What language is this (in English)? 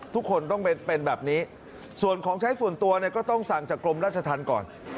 Thai